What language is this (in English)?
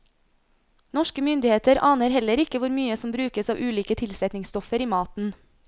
Norwegian